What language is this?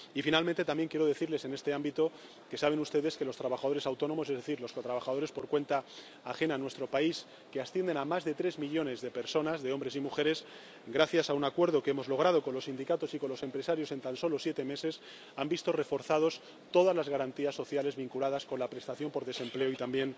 Spanish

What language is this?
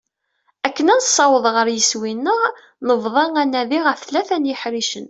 Kabyle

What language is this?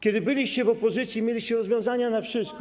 Polish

